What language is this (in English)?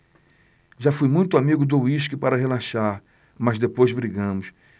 Portuguese